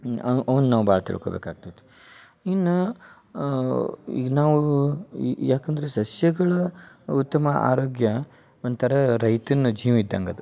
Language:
Kannada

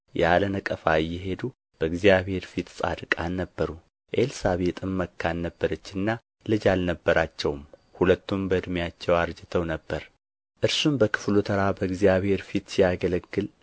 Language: Amharic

